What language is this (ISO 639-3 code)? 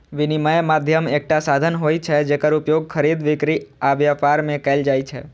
mai